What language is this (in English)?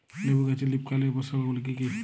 Bangla